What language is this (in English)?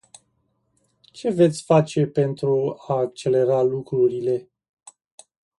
Romanian